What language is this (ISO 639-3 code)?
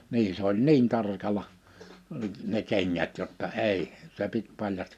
fin